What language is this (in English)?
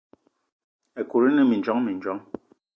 Eton (Cameroon)